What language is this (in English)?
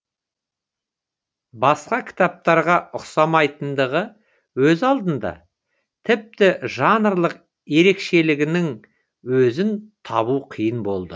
Kazakh